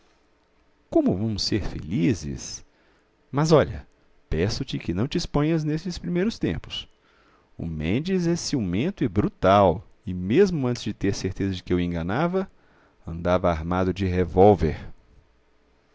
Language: Portuguese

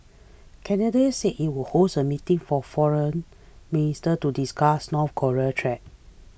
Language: English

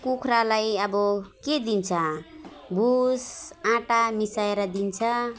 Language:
Nepali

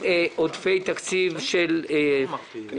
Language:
Hebrew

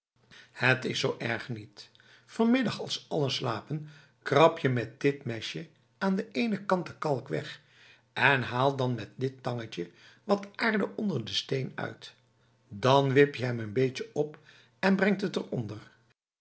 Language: Dutch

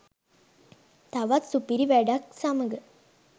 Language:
Sinhala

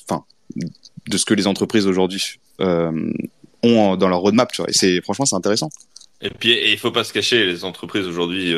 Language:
French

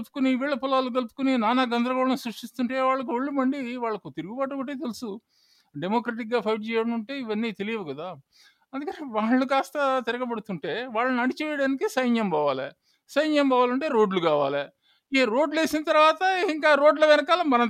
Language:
Telugu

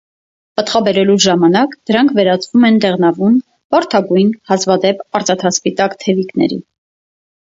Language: Armenian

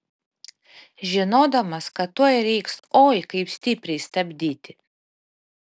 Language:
Lithuanian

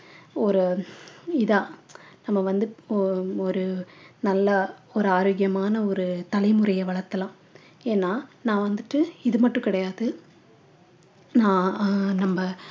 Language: Tamil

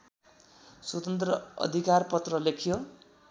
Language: Nepali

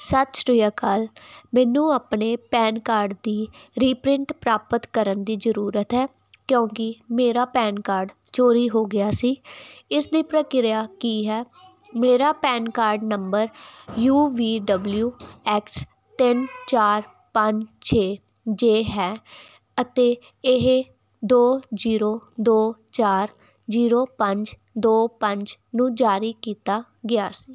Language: Punjabi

